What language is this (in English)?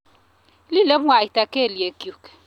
Kalenjin